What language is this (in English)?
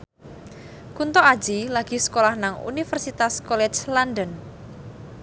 Javanese